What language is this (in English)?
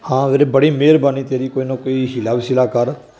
Punjabi